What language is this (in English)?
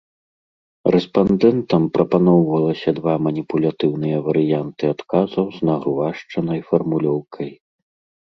Belarusian